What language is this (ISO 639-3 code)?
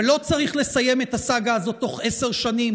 heb